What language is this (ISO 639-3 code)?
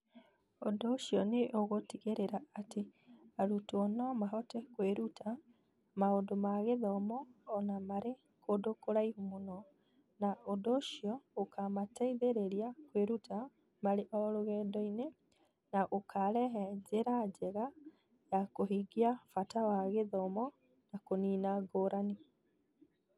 kik